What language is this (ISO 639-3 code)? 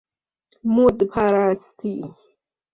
fas